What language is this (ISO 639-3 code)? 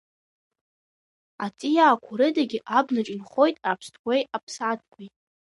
abk